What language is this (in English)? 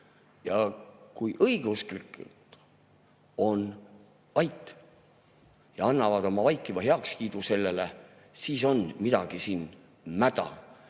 Estonian